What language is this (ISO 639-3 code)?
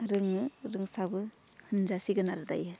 brx